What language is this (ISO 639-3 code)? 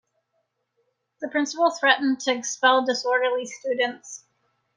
eng